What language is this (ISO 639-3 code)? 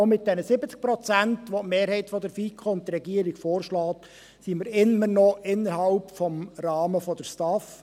gsw